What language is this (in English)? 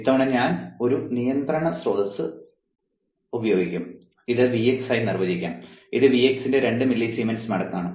Malayalam